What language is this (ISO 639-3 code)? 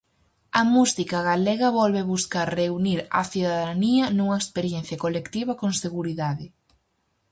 glg